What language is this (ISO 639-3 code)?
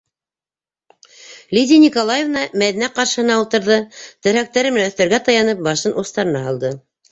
bak